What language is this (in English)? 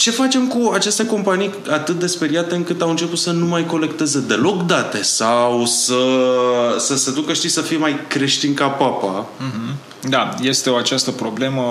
Romanian